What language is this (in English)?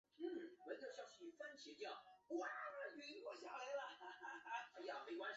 Chinese